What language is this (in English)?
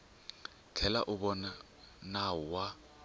Tsonga